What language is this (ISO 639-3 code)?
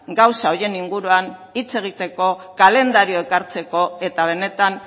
eus